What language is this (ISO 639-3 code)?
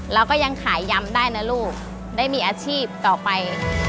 tha